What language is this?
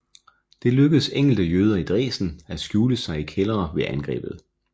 Danish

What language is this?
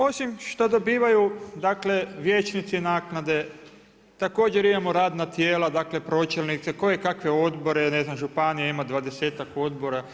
Croatian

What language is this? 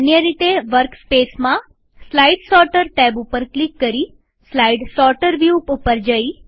Gujarati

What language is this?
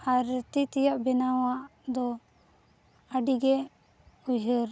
Santali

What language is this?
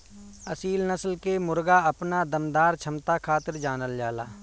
Bhojpuri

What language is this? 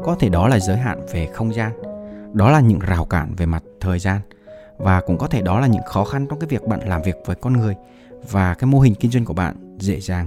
Vietnamese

